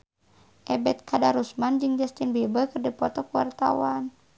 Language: Sundanese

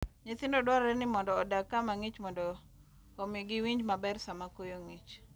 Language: Luo (Kenya and Tanzania)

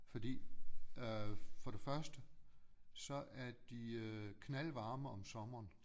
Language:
Danish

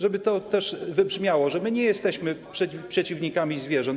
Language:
Polish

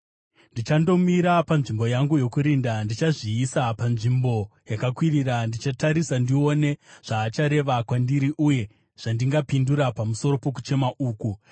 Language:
Shona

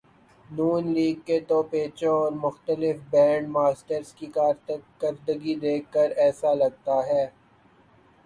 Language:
Urdu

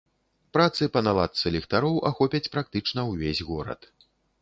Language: Belarusian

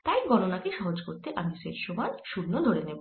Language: Bangla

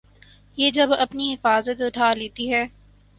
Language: Urdu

